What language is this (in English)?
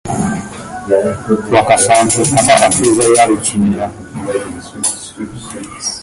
Ganda